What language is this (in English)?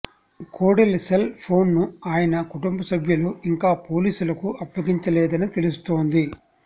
Telugu